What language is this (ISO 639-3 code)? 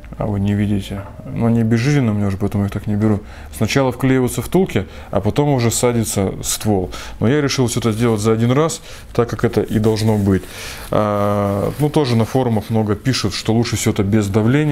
rus